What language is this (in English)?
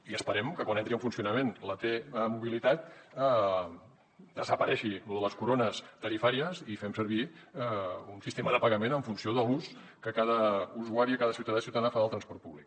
Catalan